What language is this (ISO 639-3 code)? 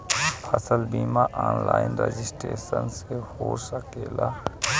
bho